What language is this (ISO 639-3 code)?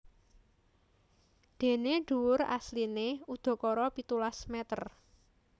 jav